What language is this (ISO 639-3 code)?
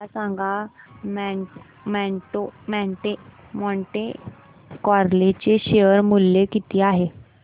mar